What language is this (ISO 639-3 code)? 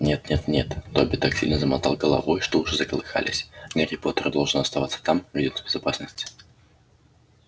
rus